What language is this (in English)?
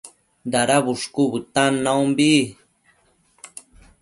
Matsés